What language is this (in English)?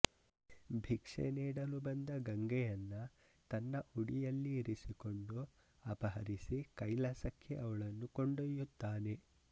Kannada